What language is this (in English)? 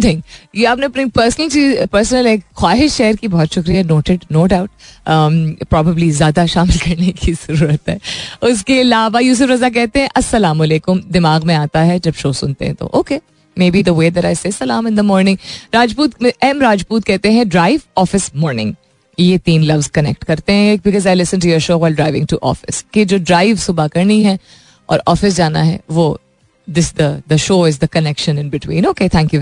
Hindi